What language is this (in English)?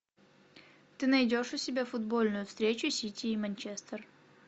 Russian